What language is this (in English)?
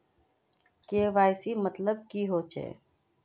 Magahi